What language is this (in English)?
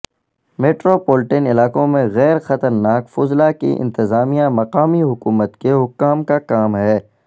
Urdu